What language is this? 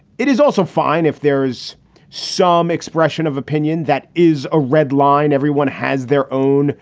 English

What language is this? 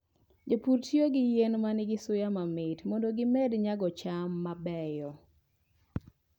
Luo (Kenya and Tanzania)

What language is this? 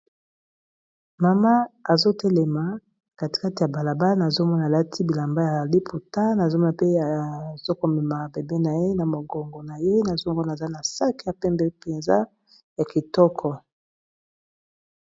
Lingala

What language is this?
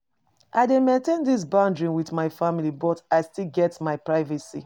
Nigerian Pidgin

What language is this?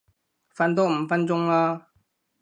Cantonese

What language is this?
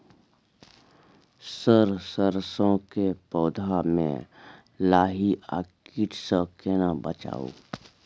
Maithili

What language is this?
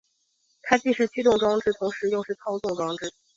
Chinese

